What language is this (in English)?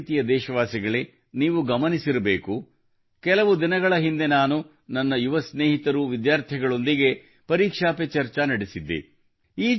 Kannada